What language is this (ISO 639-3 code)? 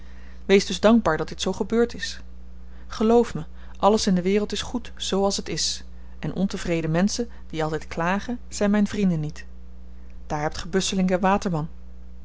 nld